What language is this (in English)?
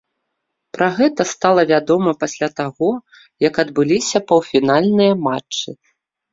Belarusian